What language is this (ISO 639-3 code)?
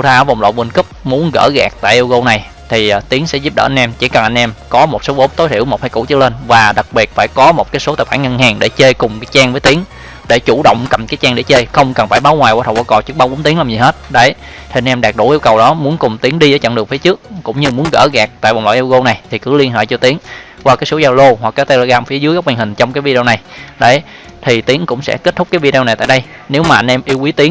vie